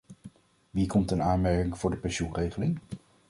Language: Dutch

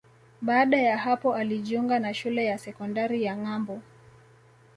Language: Swahili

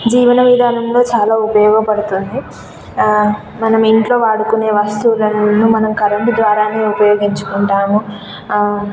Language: Telugu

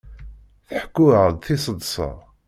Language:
Kabyle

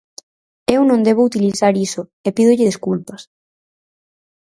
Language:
Galician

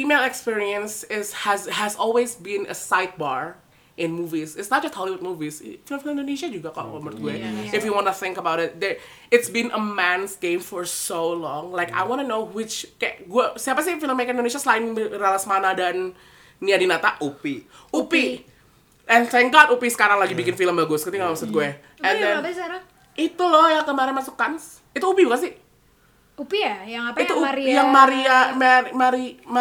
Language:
Indonesian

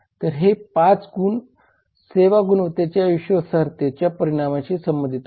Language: Marathi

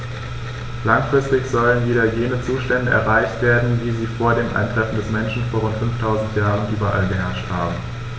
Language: German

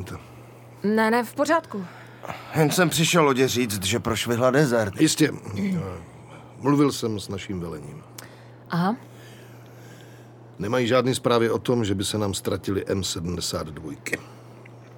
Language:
Czech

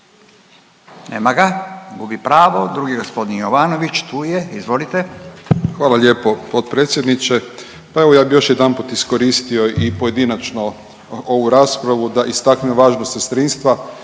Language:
Croatian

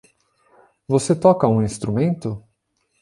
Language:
Portuguese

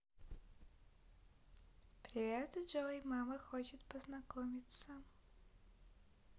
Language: Russian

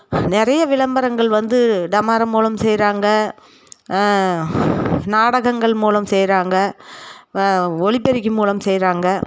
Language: Tamil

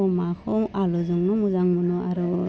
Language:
Bodo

